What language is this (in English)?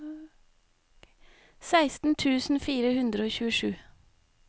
Norwegian